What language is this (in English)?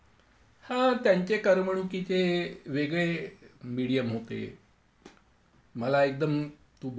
Marathi